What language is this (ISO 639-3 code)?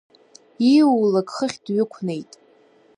abk